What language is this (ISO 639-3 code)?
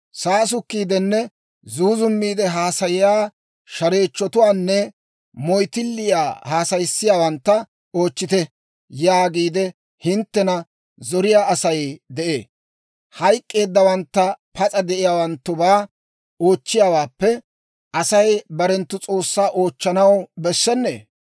dwr